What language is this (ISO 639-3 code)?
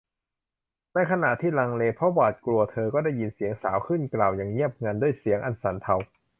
tha